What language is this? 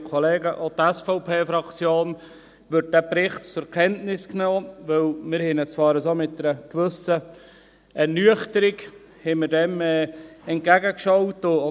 Swiss German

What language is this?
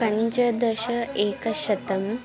Sanskrit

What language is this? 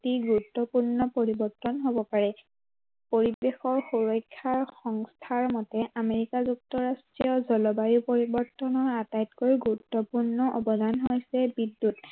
Assamese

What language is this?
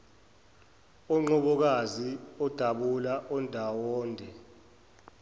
Zulu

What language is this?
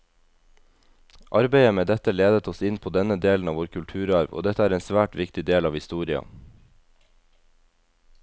Norwegian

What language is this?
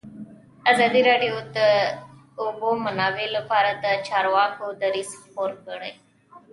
Pashto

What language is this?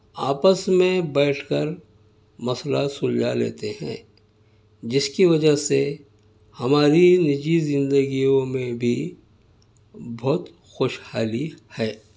Urdu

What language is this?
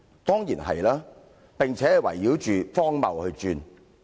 Cantonese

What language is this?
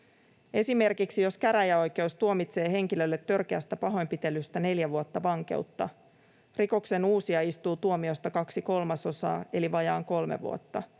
Finnish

